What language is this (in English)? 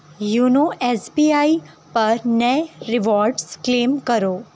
Urdu